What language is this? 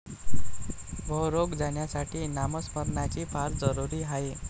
Marathi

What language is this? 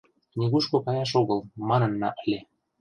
Mari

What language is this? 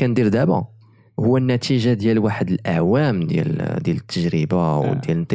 Arabic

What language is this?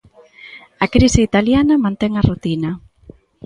Galician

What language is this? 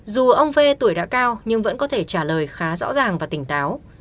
Vietnamese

